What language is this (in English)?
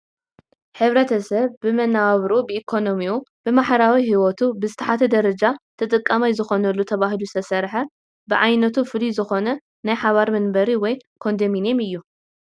Tigrinya